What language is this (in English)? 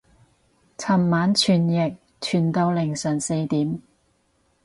Cantonese